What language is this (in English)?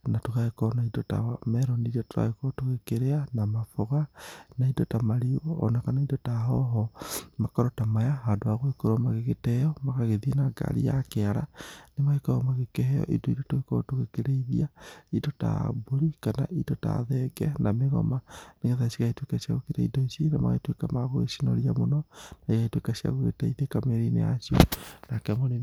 Kikuyu